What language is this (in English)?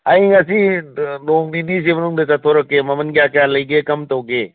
Manipuri